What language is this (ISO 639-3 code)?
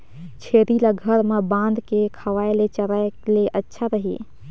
hne